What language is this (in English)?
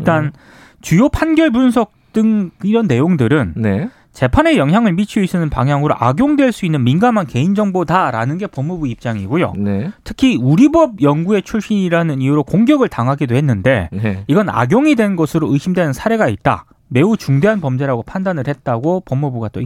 Korean